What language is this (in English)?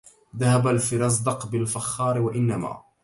Arabic